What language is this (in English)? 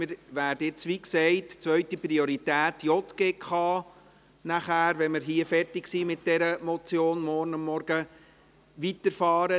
Swiss German